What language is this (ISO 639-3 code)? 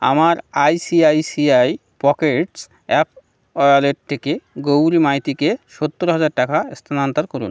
ben